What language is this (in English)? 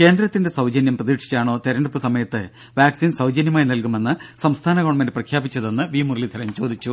Malayalam